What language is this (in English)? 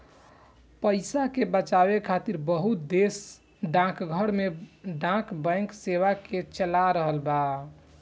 Bhojpuri